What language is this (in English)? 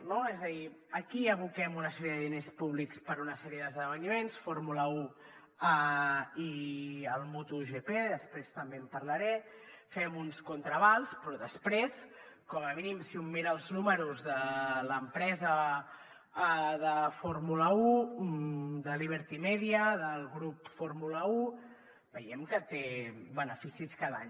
Catalan